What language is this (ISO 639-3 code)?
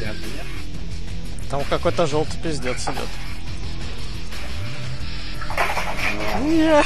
rus